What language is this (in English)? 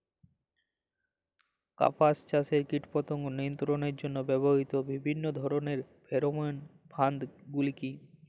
Bangla